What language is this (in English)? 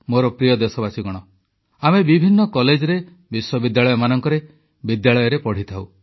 Odia